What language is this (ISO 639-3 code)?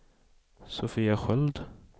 swe